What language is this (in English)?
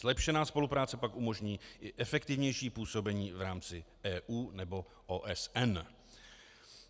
Czech